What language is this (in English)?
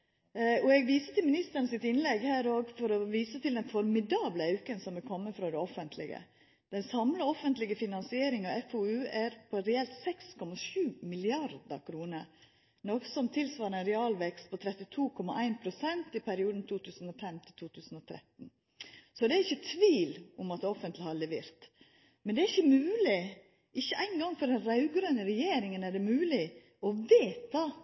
Norwegian Nynorsk